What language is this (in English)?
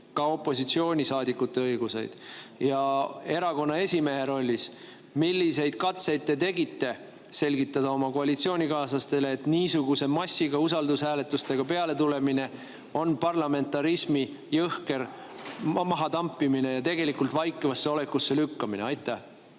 Estonian